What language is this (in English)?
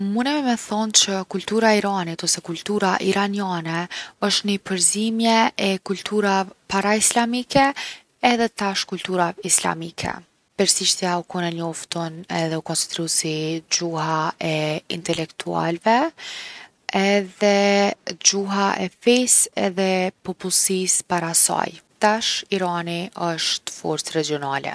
Gheg Albanian